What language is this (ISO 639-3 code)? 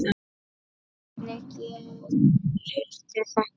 isl